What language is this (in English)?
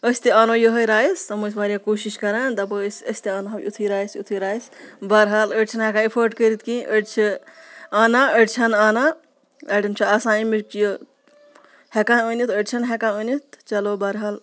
Kashmiri